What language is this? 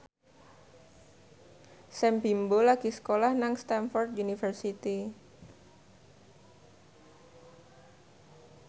Javanese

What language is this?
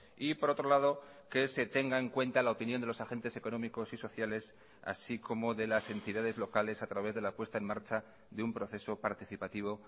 Spanish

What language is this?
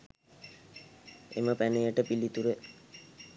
Sinhala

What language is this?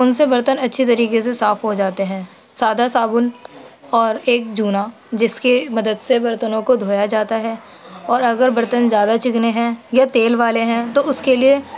Urdu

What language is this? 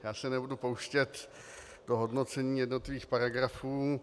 Czech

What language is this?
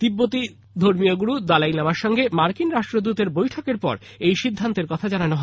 Bangla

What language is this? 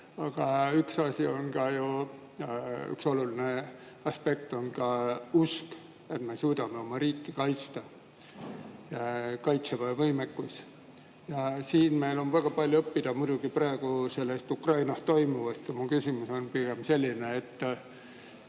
Estonian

